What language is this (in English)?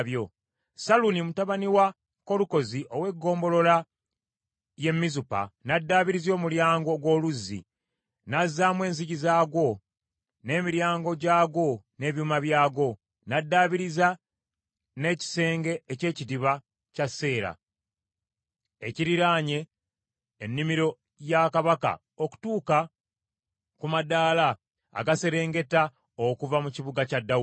Ganda